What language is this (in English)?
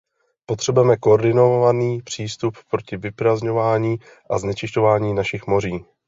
Czech